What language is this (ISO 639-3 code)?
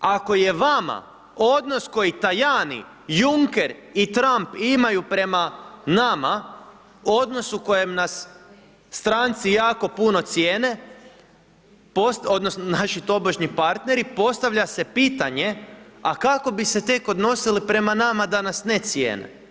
hrv